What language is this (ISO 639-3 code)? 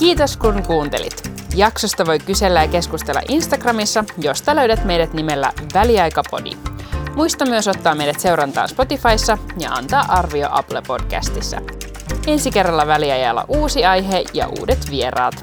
fin